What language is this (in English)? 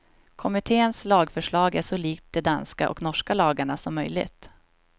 Swedish